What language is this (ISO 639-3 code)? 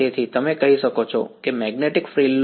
guj